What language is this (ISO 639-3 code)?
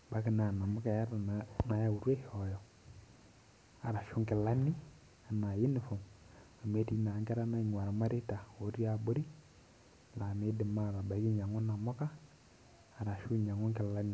mas